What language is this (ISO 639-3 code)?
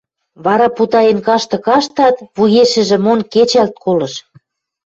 mrj